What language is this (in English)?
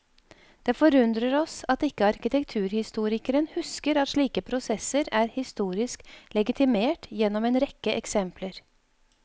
Norwegian